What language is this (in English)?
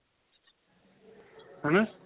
Punjabi